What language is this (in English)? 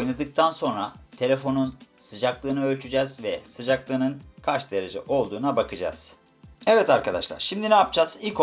Turkish